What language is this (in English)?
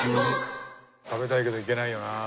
Japanese